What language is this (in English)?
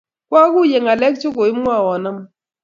Kalenjin